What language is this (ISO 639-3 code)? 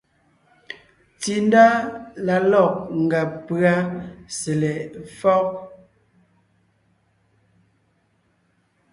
nnh